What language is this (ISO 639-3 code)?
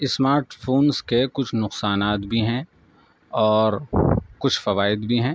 urd